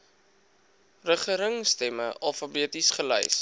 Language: Afrikaans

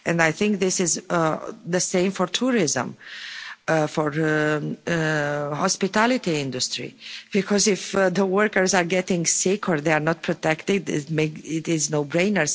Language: English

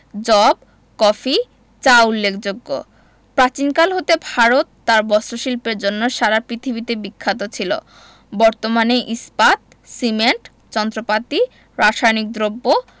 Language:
Bangla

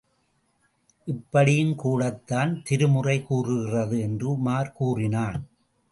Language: Tamil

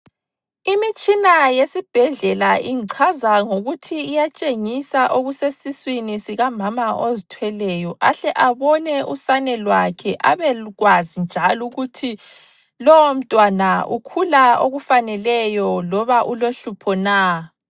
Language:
North Ndebele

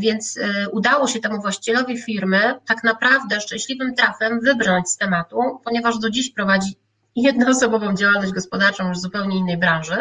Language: Polish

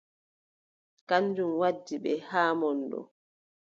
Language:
Adamawa Fulfulde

